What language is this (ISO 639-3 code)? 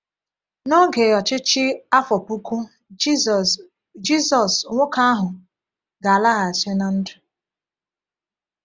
ibo